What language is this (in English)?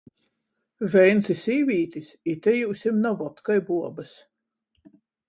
Latgalian